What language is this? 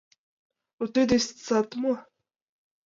Mari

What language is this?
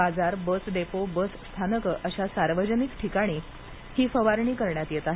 Marathi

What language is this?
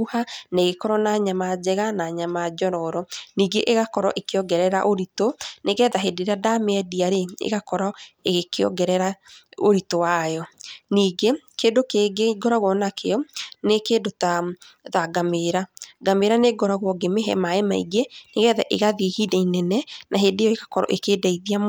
Kikuyu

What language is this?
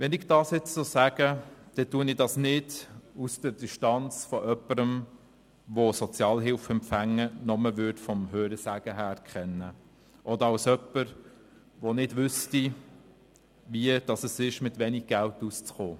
Swiss German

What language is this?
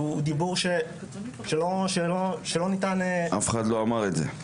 Hebrew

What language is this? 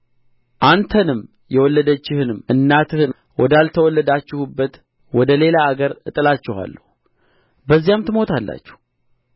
Amharic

